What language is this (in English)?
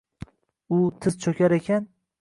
Uzbek